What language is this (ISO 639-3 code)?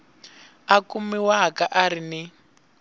tso